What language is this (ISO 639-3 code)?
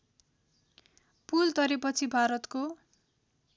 nep